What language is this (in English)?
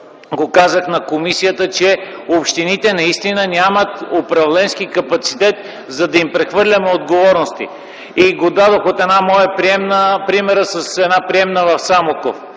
Bulgarian